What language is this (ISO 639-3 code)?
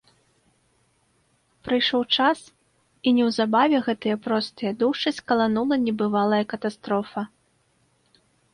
bel